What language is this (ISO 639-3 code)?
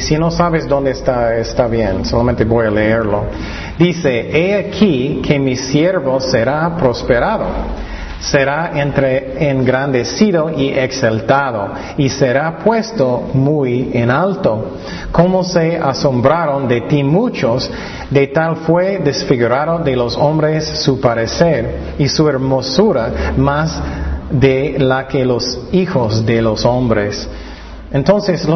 spa